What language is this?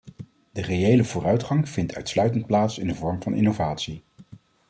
Dutch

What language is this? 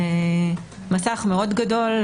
Hebrew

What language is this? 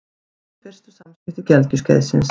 Icelandic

